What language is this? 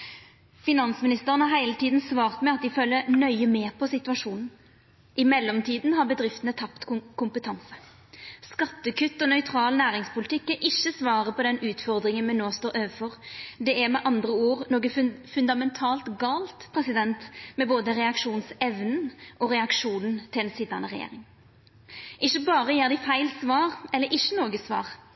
Norwegian Nynorsk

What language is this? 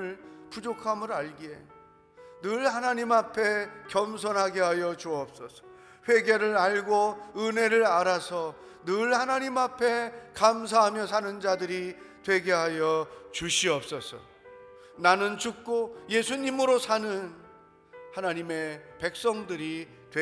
Korean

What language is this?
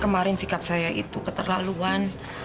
Indonesian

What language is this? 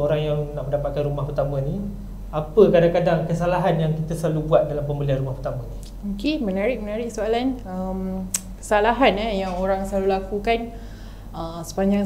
Malay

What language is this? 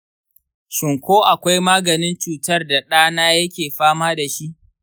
Hausa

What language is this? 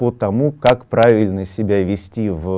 Russian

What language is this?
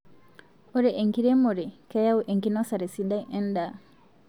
Masai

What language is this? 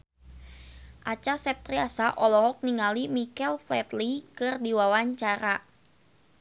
Sundanese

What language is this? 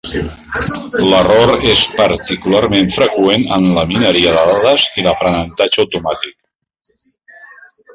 Catalan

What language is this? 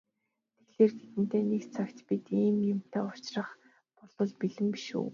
Mongolian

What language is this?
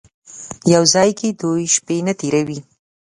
Pashto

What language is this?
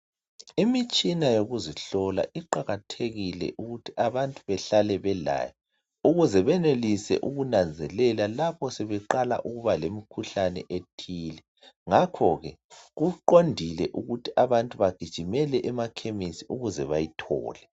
North Ndebele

